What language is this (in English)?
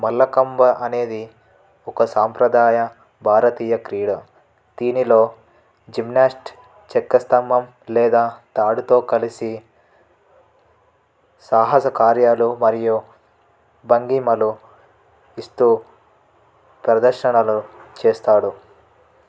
Telugu